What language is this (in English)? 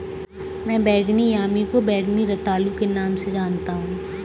Hindi